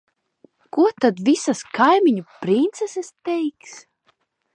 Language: Latvian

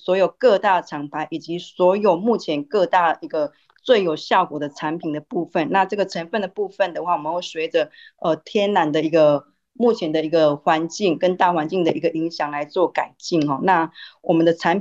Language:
Chinese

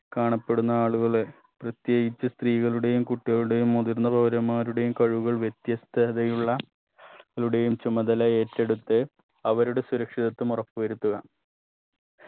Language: Malayalam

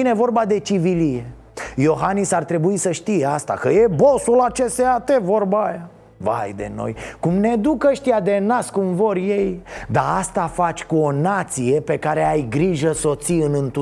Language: Romanian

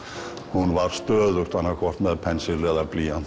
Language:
Icelandic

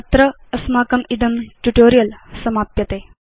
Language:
Sanskrit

